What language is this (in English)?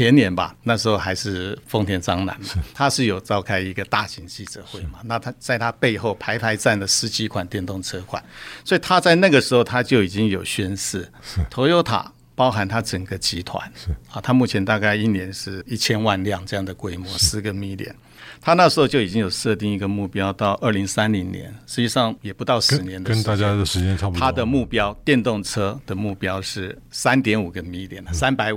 Chinese